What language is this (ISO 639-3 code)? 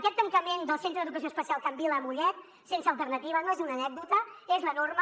cat